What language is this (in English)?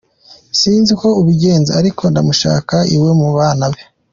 Kinyarwanda